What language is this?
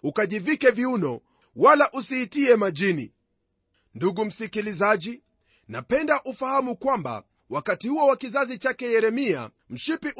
Swahili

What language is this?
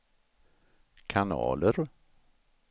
Swedish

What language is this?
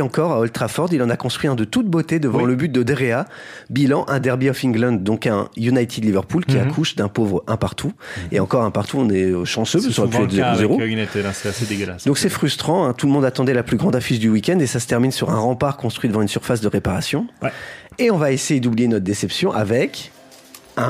French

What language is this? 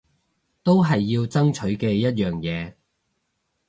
Cantonese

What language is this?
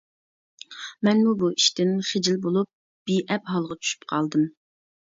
Uyghur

